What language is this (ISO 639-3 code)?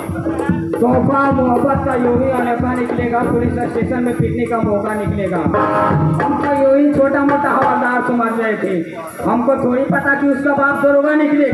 hin